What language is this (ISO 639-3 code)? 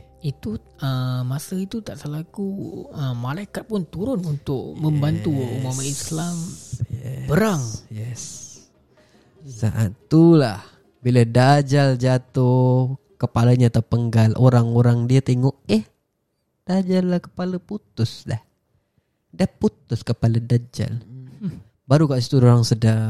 msa